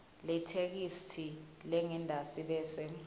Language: Swati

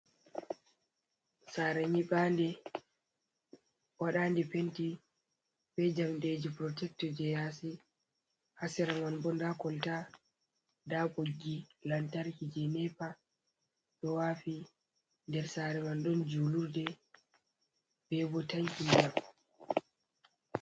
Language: Fula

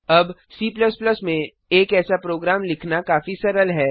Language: Hindi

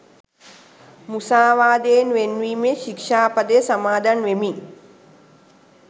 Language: Sinhala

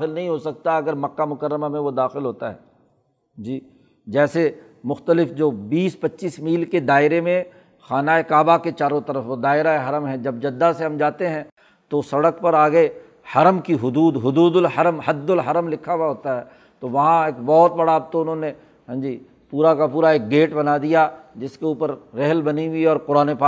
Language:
Urdu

